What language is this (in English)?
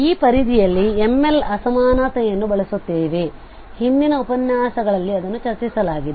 Kannada